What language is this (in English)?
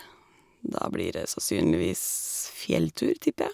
Norwegian